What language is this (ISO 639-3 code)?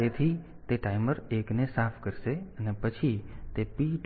guj